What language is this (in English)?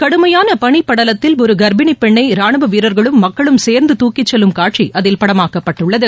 Tamil